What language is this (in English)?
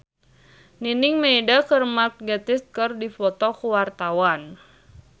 Sundanese